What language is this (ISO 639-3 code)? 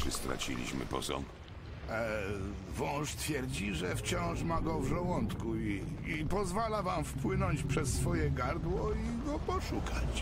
pol